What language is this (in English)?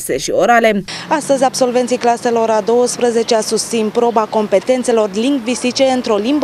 Romanian